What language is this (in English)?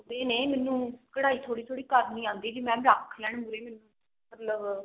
Punjabi